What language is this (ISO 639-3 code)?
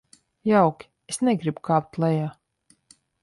lav